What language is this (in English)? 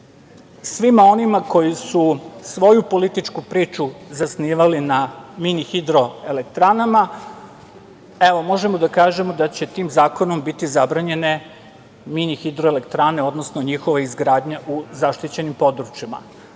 Serbian